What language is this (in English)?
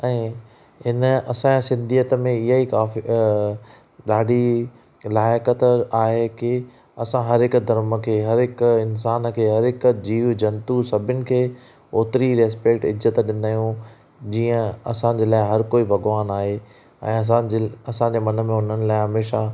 Sindhi